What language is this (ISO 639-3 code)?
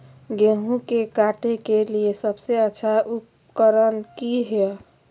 mag